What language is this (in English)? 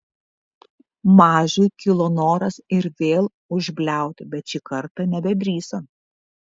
Lithuanian